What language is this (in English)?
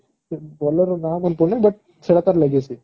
Odia